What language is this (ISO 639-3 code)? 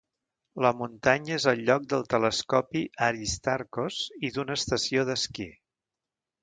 cat